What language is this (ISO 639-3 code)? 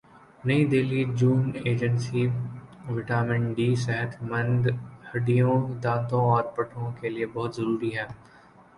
urd